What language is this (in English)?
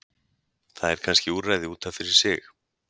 Icelandic